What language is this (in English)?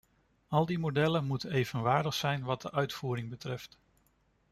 Dutch